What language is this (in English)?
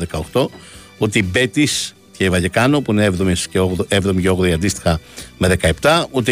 Greek